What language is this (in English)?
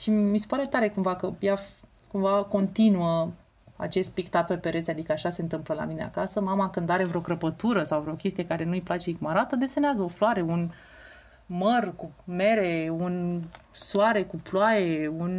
Romanian